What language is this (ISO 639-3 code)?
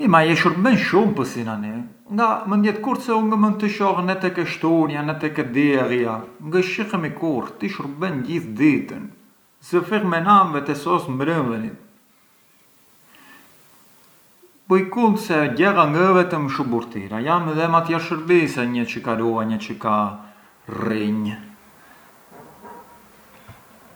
aae